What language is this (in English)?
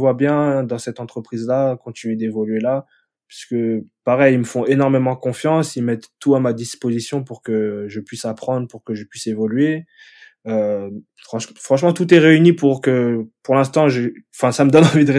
French